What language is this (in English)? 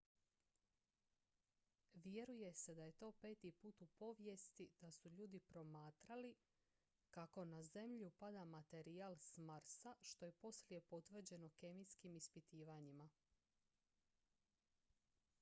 Croatian